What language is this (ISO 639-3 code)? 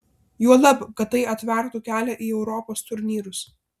lit